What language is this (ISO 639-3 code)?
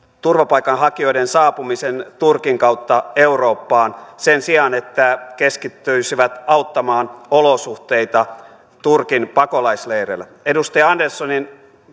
fin